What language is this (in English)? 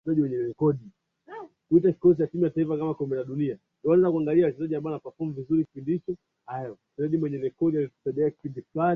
Swahili